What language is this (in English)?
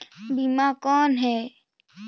Chhattisgarhi